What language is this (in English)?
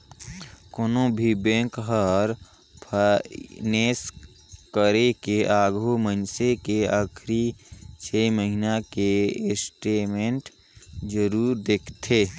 Chhattisgarhi